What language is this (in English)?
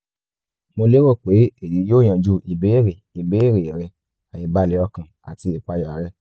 Yoruba